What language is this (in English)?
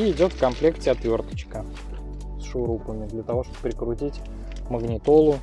Russian